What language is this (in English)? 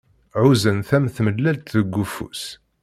Kabyle